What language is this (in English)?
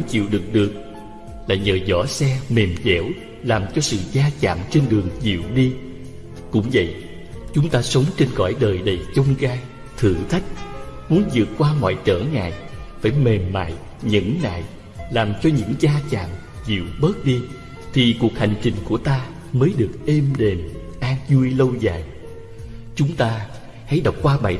Vietnamese